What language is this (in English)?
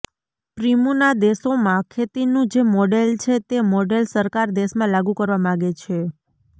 Gujarati